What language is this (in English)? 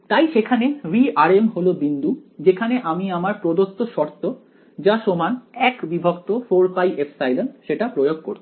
Bangla